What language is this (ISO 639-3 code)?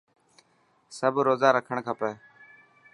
mki